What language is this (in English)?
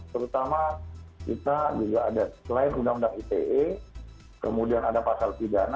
Indonesian